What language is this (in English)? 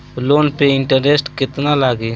Bhojpuri